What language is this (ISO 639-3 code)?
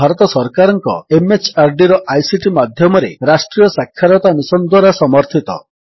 ori